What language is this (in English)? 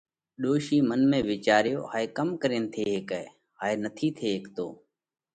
Parkari Koli